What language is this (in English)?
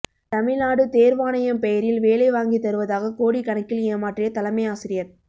Tamil